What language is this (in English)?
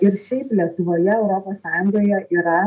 Lithuanian